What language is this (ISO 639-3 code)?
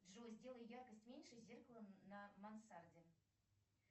rus